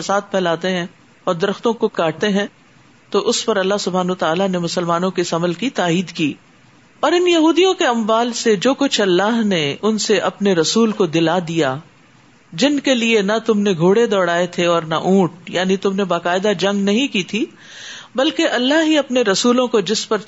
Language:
Urdu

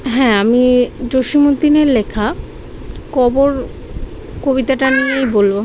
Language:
Bangla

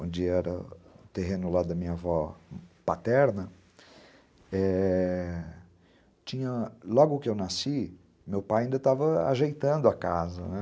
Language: Portuguese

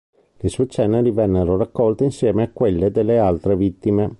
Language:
Italian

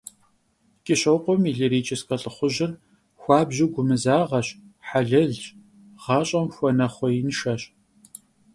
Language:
Kabardian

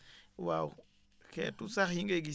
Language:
Wolof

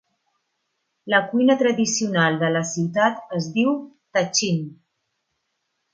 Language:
Catalan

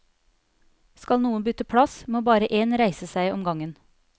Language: Norwegian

